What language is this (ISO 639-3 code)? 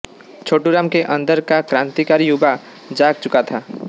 hin